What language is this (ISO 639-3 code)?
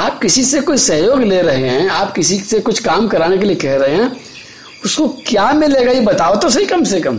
hin